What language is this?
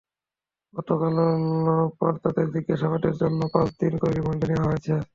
Bangla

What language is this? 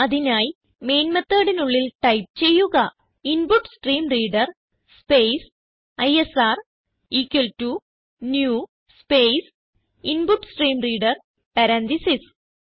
Malayalam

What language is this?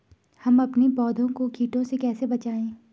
Hindi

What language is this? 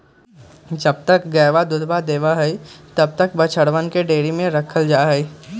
Magahi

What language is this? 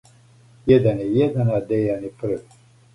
Serbian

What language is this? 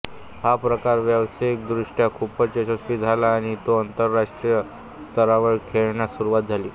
Marathi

